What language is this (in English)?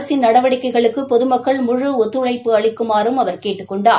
Tamil